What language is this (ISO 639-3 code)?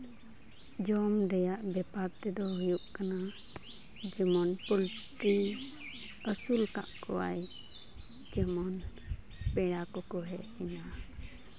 sat